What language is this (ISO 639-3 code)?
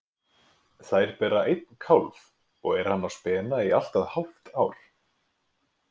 isl